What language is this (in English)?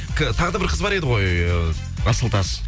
Kazakh